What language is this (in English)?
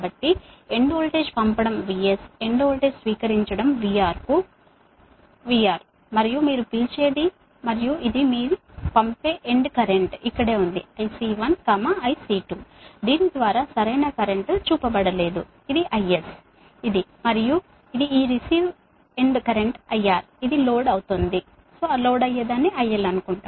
Telugu